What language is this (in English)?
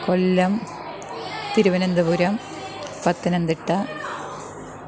Malayalam